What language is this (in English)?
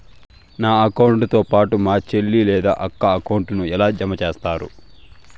Telugu